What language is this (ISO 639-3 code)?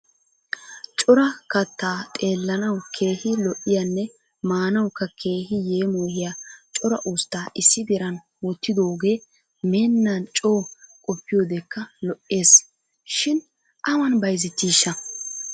wal